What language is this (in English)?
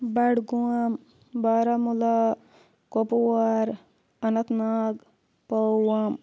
Kashmiri